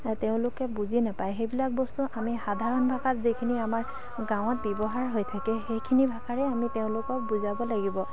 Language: Assamese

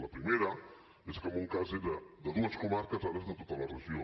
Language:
Catalan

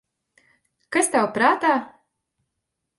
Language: Latvian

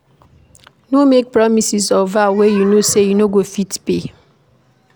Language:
Nigerian Pidgin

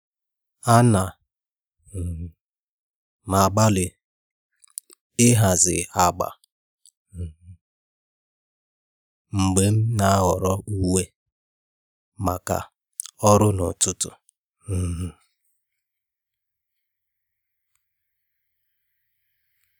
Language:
Igbo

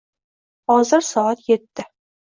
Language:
Uzbek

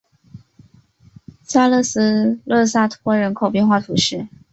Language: Chinese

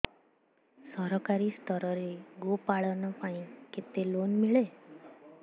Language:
Odia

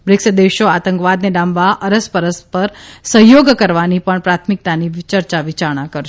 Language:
Gujarati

